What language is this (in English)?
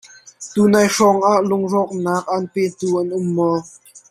Hakha Chin